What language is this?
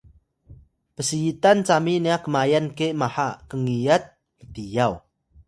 Atayal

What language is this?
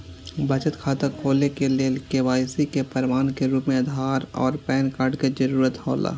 Maithili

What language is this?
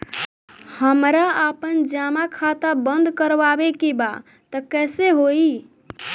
Bhojpuri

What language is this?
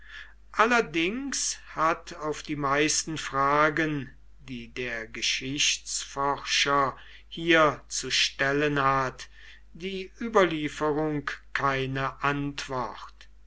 German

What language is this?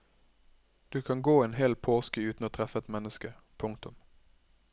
Norwegian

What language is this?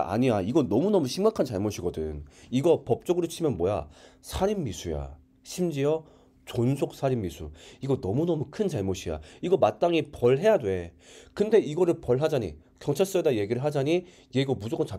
Korean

